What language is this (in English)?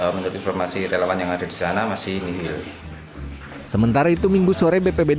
Indonesian